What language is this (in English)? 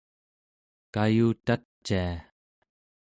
Central Yupik